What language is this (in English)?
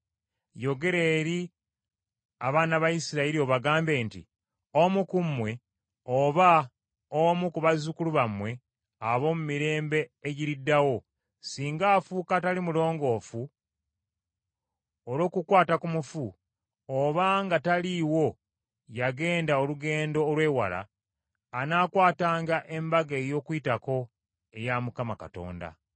Ganda